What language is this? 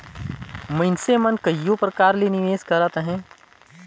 Chhattisgarhi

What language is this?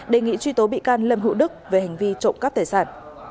Vietnamese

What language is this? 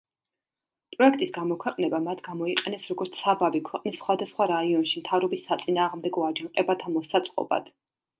Georgian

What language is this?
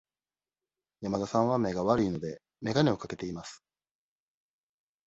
Japanese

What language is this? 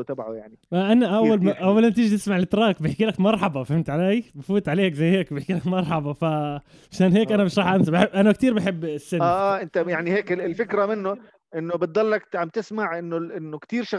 Arabic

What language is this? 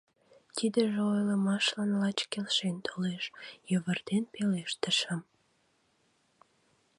Mari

